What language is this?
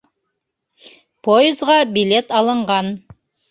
Bashkir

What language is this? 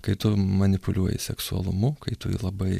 Lithuanian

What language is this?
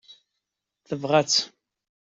Kabyle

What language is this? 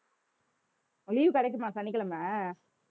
Tamil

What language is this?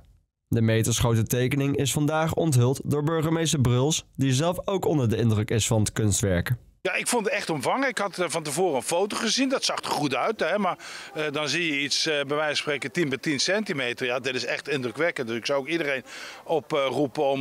Dutch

